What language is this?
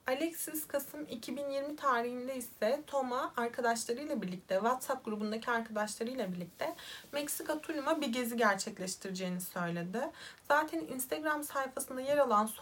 Turkish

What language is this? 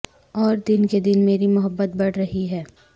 Urdu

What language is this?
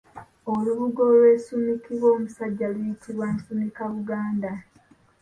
Ganda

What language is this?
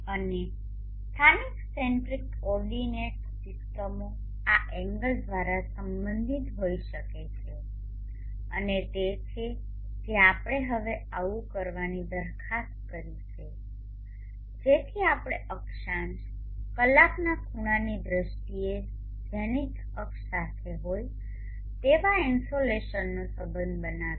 Gujarati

